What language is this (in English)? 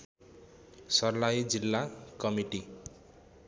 Nepali